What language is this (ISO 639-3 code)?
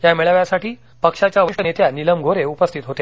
mar